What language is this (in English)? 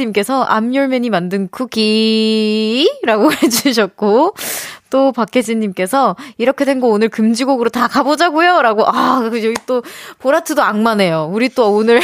Korean